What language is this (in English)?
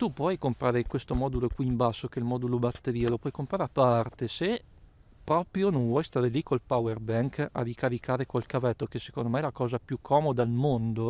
Italian